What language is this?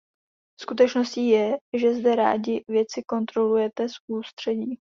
Czech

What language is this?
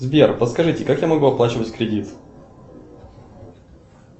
Russian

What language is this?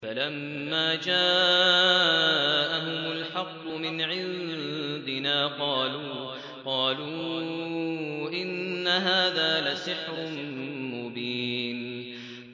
Arabic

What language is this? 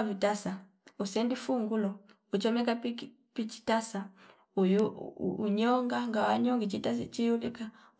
Fipa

